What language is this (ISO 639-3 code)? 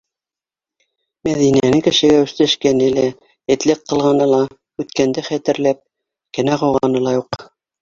bak